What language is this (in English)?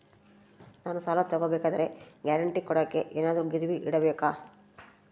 Kannada